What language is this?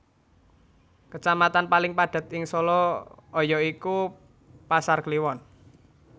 Javanese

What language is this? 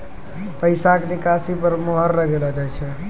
Maithili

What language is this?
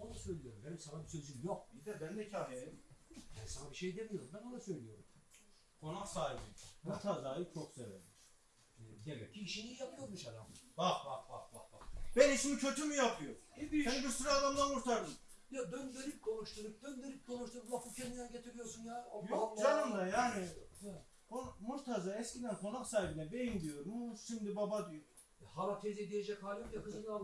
Turkish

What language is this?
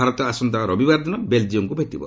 Odia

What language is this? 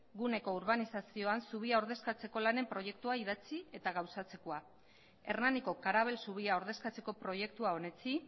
Basque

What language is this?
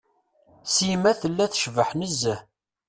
Kabyle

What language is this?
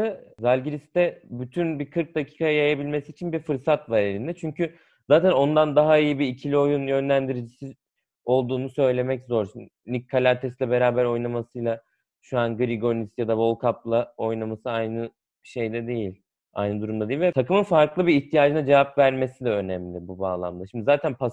Turkish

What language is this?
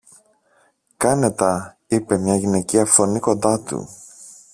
Greek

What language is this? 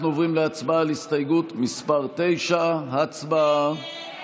Hebrew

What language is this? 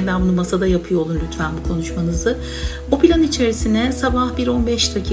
Turkish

